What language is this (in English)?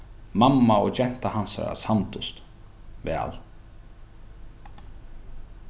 Faroese